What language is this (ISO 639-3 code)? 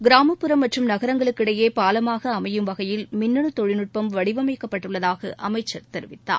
tam